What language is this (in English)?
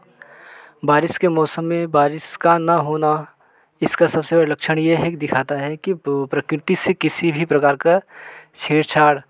Hindi